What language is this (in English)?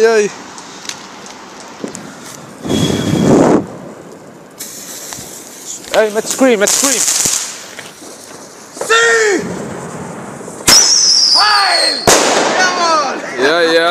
Dutch